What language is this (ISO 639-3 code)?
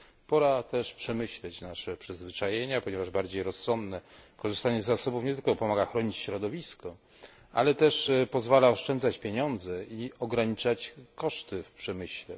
pol